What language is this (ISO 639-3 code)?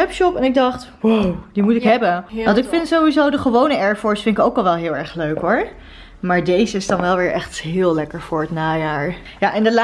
nld